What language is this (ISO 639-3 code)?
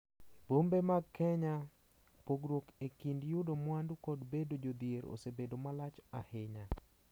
luo